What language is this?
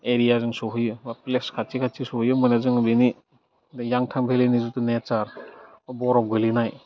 Bodo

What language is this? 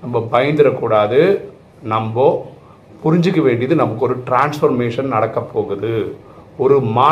Tamil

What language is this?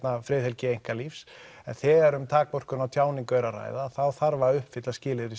Icelandic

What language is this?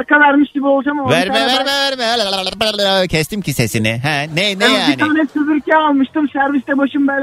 Turkish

